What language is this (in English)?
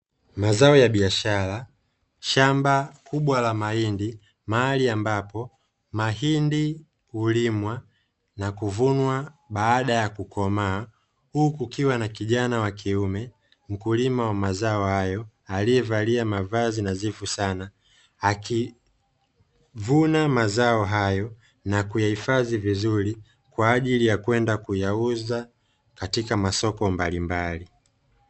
Swahili